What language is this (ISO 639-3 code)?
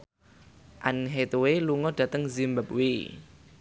jav